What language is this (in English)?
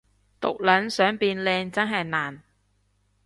Cantonese